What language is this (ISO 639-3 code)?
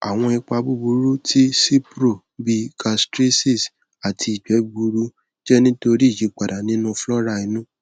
yor